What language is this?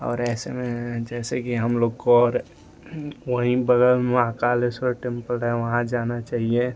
Hindi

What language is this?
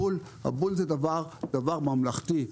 Hebrew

